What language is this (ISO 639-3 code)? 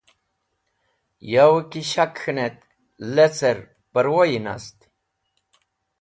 wbl